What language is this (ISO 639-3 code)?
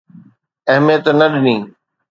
snd